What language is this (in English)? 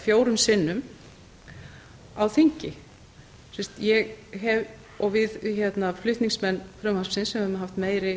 Icelandic